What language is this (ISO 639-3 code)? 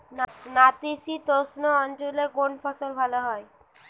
ben